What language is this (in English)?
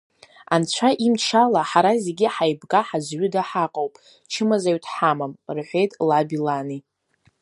Abkhazian